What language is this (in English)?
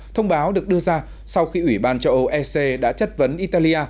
Vietnamese